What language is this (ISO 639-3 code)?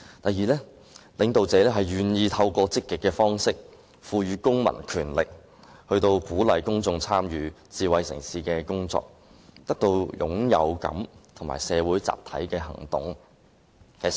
yue